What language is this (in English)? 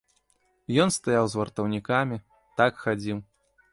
Belarusian